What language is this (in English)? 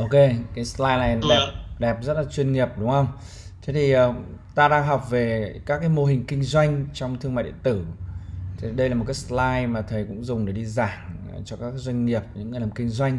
Vietnamese